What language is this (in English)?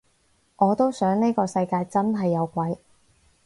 Cantonese